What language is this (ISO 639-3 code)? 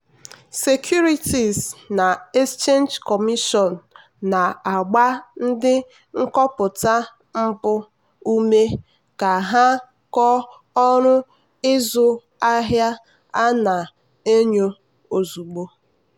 ibo